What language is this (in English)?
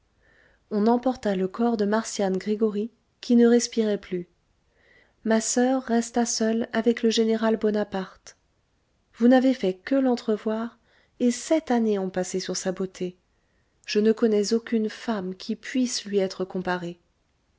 French